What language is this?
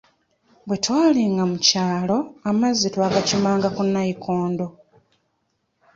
Ganda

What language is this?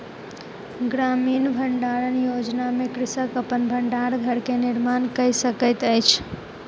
Maithili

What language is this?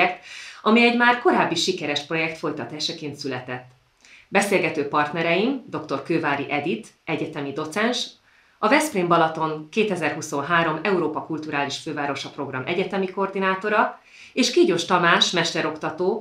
Hungarian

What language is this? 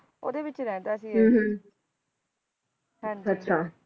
Punjabi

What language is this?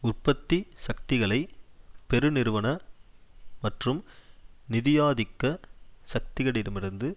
Tamil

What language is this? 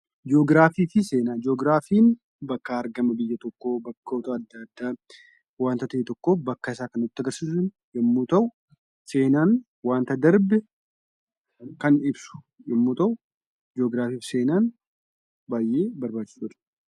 Oromo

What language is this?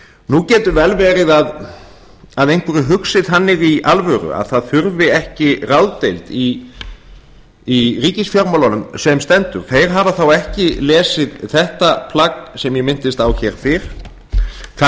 Icelandic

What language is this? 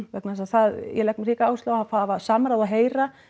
Icelandic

